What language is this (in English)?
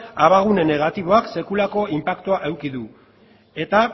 Basque